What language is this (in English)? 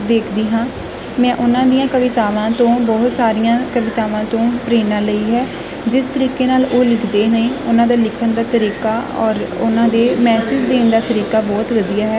Punjabi